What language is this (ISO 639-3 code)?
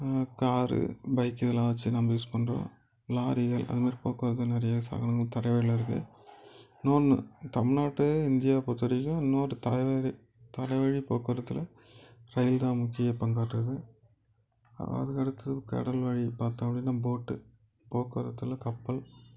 tam